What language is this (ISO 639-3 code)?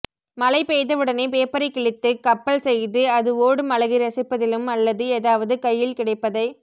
tam